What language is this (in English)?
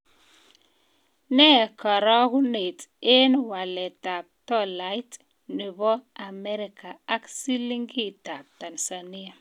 Kalenjin